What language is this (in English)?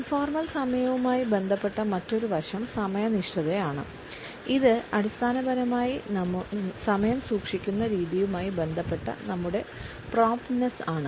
Malayalam